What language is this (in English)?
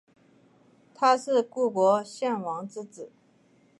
Chinese